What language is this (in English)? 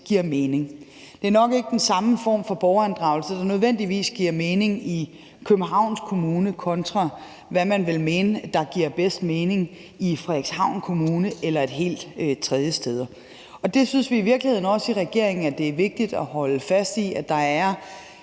Danish